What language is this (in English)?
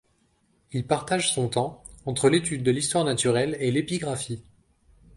French